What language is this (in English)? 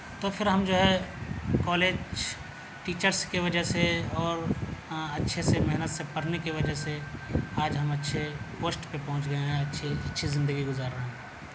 Urdu